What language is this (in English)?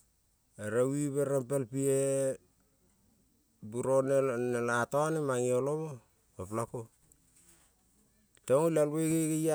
Kol (Papua New Guinea)